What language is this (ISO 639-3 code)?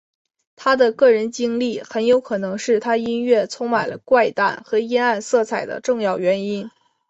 zho